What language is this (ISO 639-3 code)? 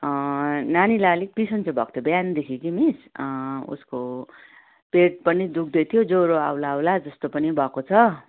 nep